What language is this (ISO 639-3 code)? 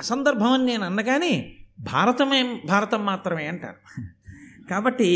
tel